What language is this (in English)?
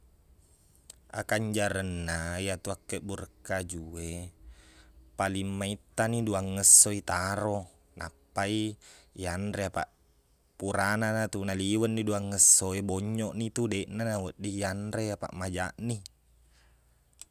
Buginese